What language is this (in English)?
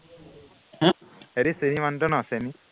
Assamese